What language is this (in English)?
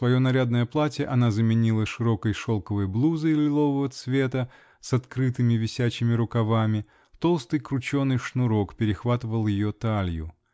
Russian